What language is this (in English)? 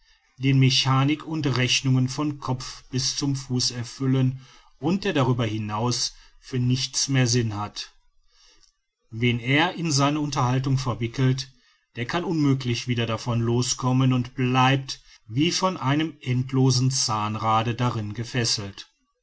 German